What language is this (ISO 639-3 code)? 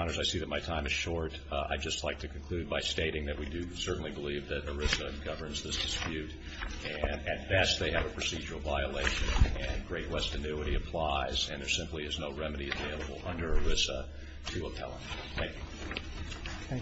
eng